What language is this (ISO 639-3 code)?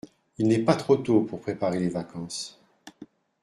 fra